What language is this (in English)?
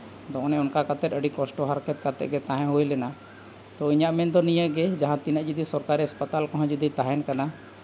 Santali